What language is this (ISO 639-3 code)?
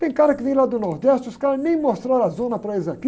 por